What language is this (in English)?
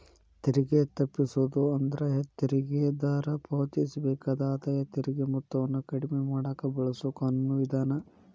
Kannada